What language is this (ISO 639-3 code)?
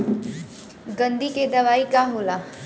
bho